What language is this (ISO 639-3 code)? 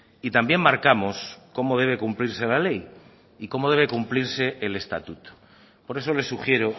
spa